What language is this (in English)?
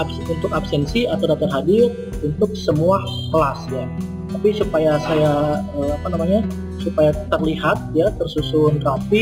Indonesian